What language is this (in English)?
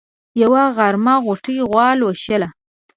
Pashto